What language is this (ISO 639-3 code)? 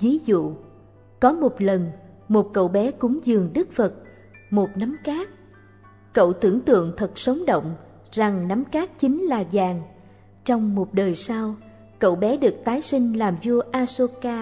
vie